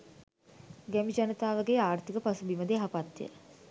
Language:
Sinhala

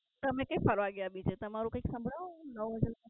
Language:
Gujarati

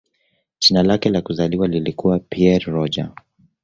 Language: Swahili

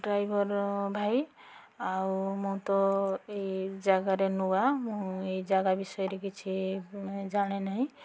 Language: Odia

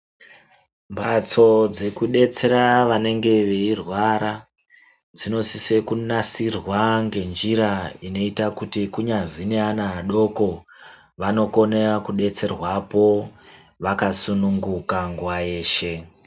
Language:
Ndau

